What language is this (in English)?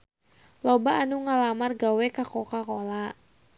Sundanese